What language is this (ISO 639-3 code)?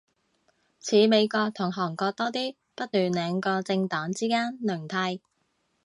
yue